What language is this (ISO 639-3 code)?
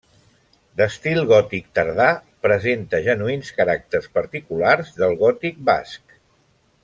cat